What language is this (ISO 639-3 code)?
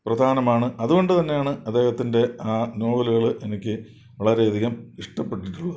mal